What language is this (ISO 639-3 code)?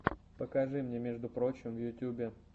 rus